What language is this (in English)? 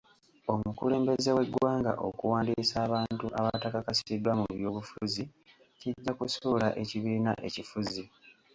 Ganda